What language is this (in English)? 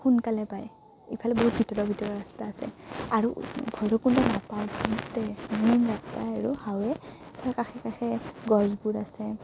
Assamese